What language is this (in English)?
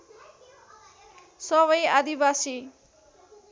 Nepali